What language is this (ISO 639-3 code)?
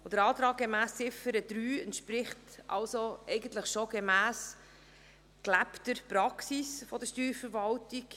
gsw